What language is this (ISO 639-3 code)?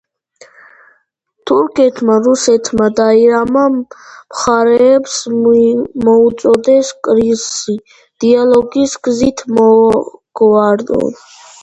kat